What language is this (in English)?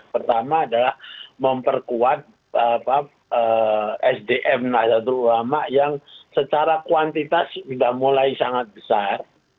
Indonesian